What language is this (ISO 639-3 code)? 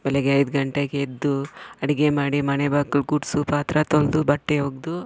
kan